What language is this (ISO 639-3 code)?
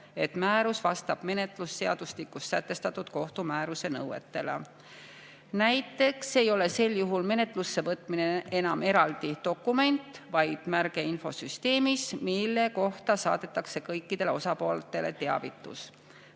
est